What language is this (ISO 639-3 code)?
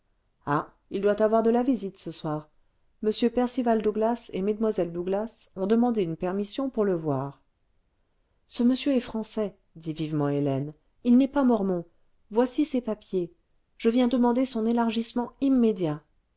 fra